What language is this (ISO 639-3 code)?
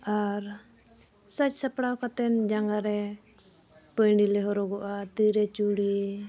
sat